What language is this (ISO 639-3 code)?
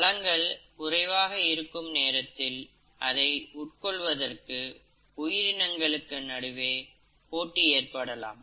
tam